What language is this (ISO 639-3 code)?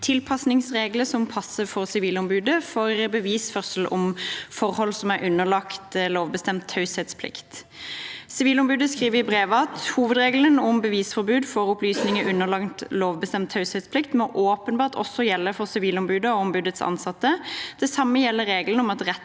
nor